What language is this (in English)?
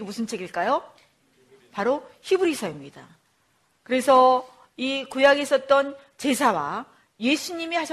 Korean